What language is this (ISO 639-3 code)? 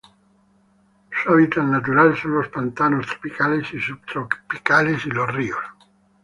spa